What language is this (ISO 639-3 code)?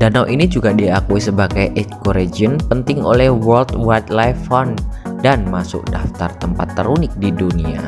ind